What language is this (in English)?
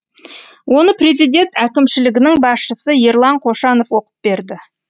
Kazakh